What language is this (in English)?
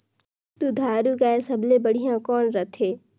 Chhattisgarhi